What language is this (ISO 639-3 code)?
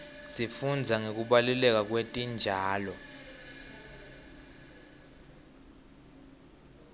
ssw